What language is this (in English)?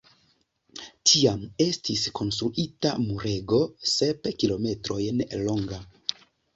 Esperanto